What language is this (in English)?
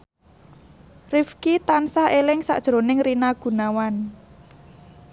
Javanese